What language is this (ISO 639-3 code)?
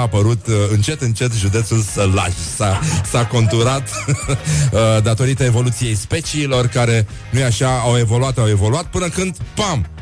ron